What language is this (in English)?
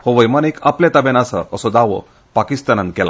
Konkani